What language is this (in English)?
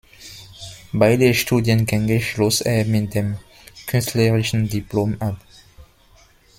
German